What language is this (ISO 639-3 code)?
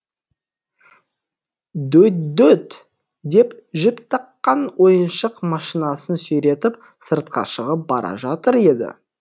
kaz